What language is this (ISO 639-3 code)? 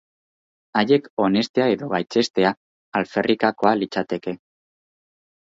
eus